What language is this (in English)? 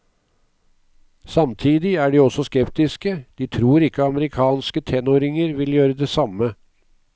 Norwegian